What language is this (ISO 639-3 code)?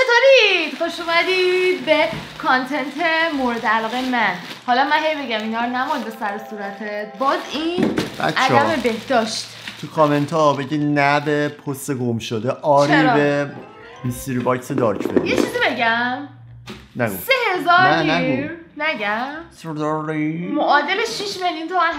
fas